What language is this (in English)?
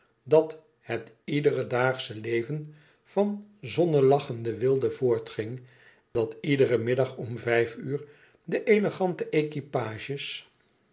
Dutch